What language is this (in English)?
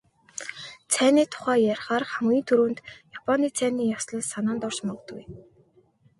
Mongolian